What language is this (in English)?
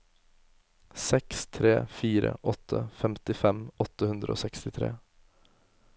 Norwegian